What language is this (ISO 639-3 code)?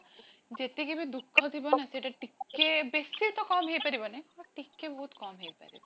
ori